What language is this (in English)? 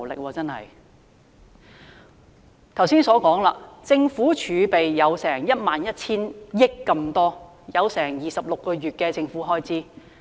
Cantonese